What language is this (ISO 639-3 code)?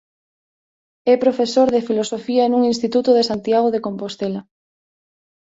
glg